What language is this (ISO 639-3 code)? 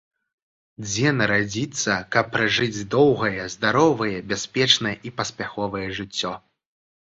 bel